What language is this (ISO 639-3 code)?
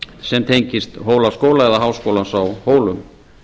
isl